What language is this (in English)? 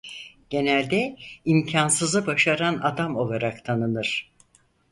Turkish